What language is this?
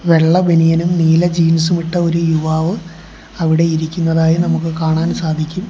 Malayalam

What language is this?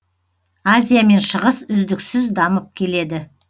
Kazakh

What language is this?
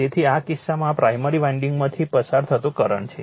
Gujarati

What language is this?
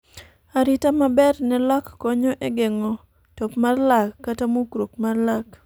Luo (Kenya and Tanzania)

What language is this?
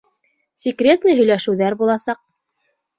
Bashkir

